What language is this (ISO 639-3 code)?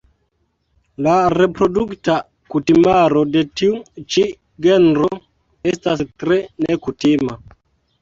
epo